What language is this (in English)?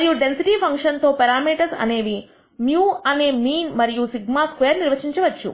Telugu